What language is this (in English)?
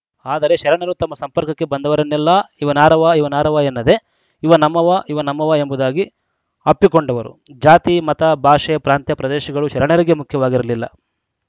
Kannada